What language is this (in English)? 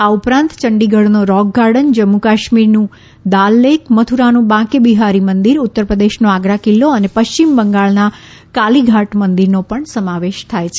Gujarati